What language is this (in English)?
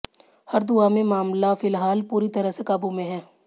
Hindi